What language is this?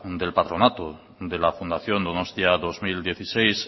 Spanish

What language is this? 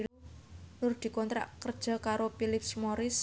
Javanese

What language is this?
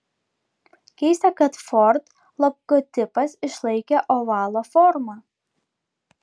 Lithuanian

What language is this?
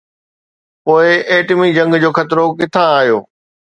Sindhi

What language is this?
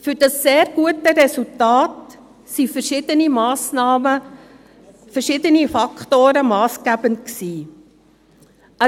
Swiss German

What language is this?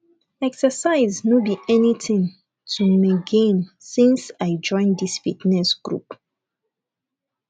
Nigerian Pidgin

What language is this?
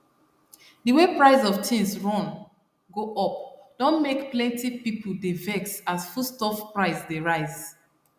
Nigerian Pidgin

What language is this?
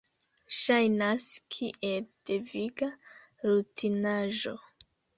Esperanto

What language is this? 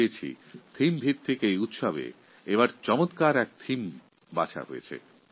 Bangla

